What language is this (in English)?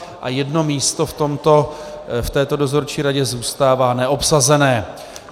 Czech